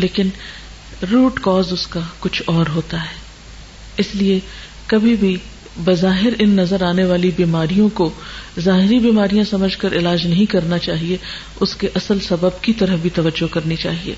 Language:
Urdu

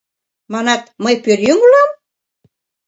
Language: Mari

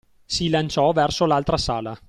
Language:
Italian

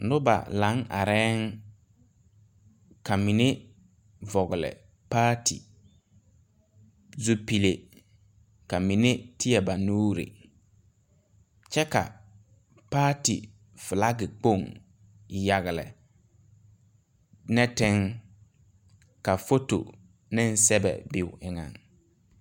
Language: Southern Dagaare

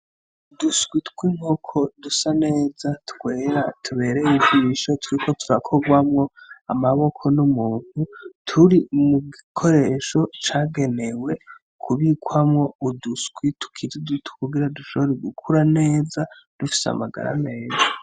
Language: Rundi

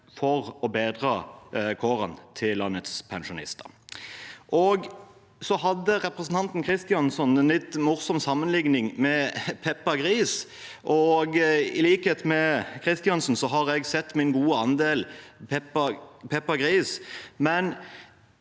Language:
Norwegian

